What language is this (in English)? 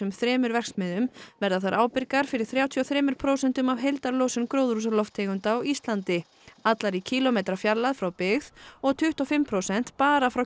Icelandic